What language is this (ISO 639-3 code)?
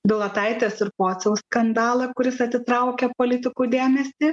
lit